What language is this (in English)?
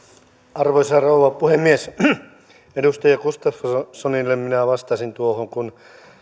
Finnish